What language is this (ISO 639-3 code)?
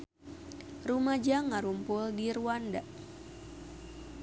sun